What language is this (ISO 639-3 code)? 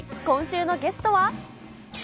jpn